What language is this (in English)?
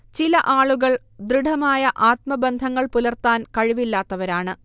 Malayalam